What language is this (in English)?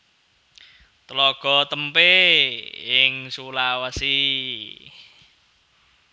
Javanese